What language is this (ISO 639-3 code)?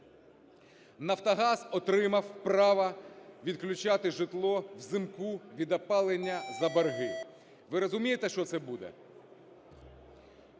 ukr